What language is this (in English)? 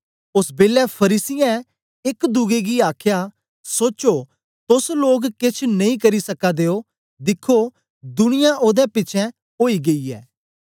Dogri